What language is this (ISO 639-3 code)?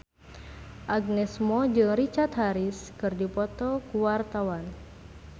sun